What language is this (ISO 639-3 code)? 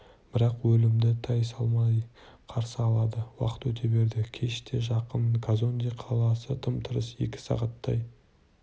kaz